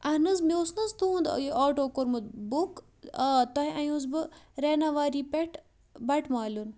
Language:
Kashmiri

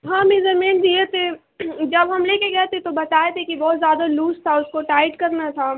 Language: Urdu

